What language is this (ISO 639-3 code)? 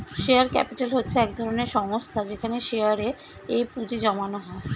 ben